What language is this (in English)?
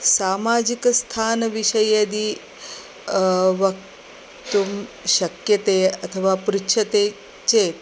Sanskrit